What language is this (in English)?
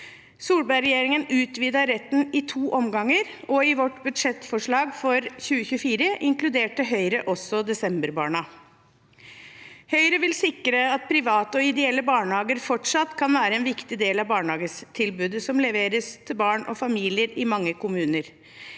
Norwegian